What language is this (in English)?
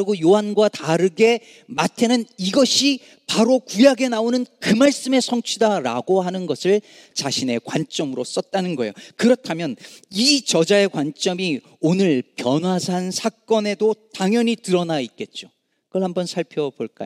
Korean